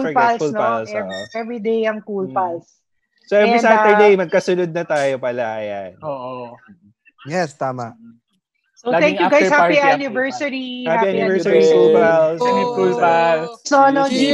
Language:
Filipino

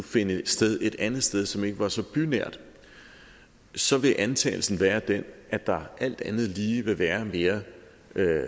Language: Danish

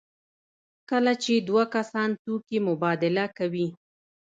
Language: Pashto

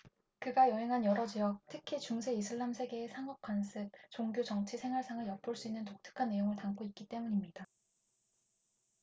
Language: Korean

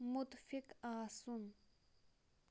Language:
Kashmiri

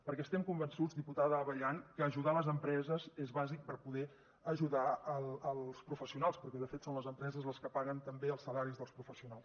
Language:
Catalan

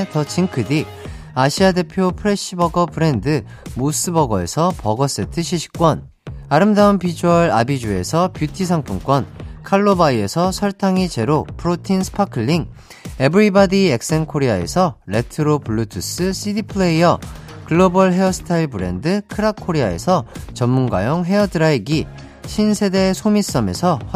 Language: Korean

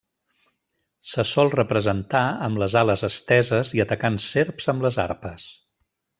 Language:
Catalan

